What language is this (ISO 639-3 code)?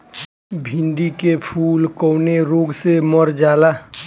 bho